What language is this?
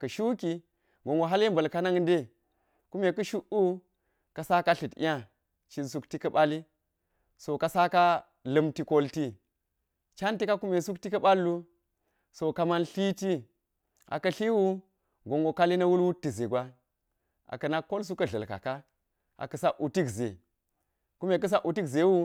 Geji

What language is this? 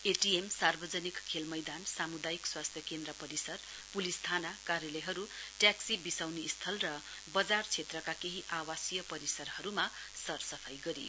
Nepali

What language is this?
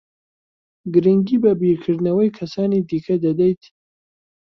Central Kurdish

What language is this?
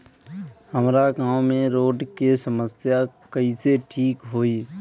Bhojpuri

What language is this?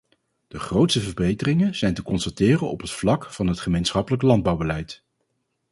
Dutch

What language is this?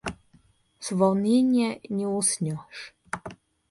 Russian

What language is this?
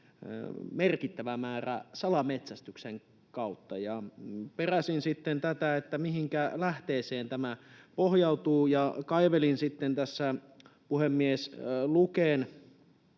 Finnish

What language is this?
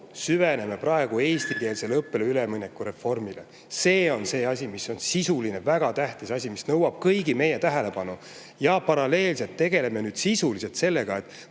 Estonian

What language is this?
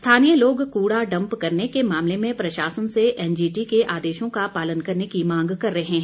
Hindi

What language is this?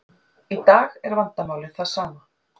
Icelandic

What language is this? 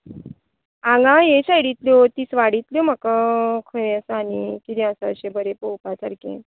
Konkani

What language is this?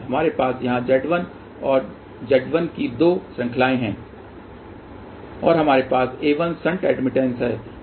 Hindi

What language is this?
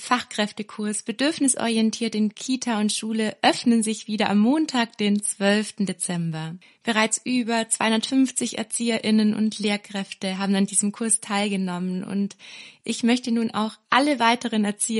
German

